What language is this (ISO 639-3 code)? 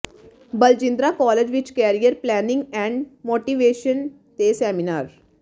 pan